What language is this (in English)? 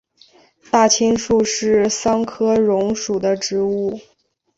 Chinese